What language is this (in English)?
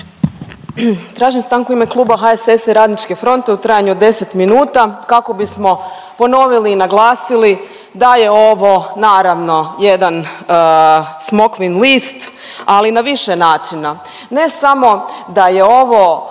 Croatian